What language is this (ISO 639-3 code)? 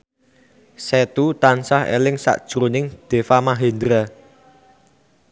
jav